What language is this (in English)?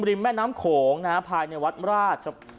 Thai